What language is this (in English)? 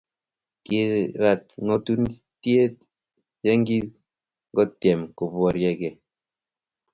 Kalenjin